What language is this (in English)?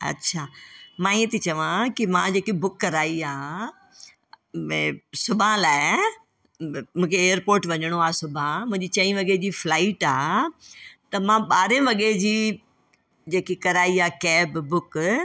Sindhi